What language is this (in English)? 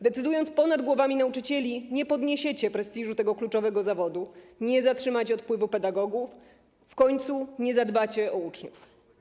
Polish